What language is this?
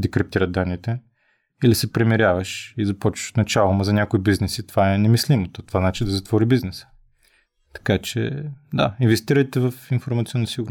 Bulgarian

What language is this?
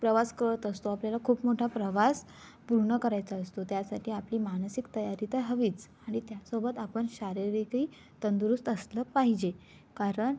Marathi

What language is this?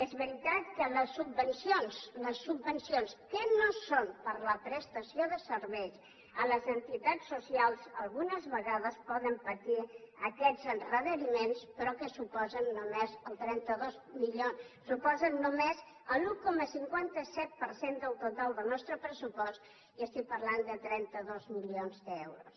Catalan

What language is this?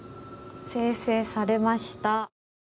Japanese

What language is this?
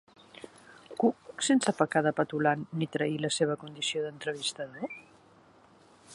Catalan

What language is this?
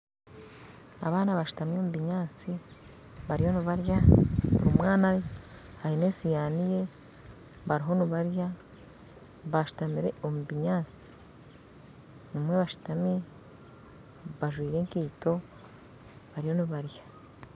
Nyankole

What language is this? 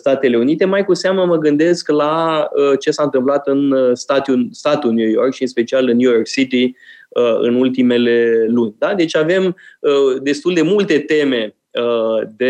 Romanian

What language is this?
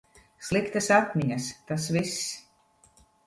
Latvian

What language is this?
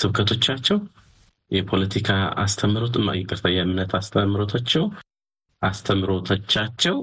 Amharic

